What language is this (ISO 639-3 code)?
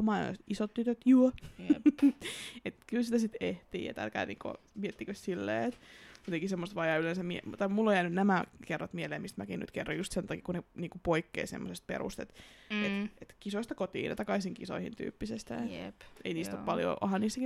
fin